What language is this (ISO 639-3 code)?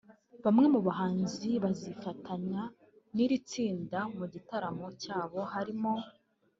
kin